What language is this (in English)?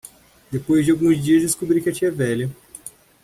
Portuguese